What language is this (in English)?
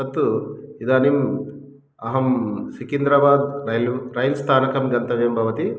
Sanskrit